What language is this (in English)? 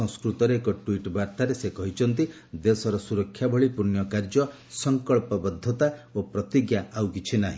Odia